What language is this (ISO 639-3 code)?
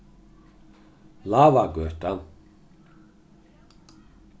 fao